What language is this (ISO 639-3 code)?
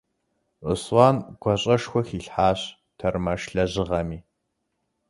kbd